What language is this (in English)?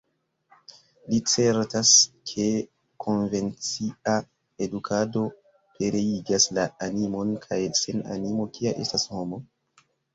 Esperanto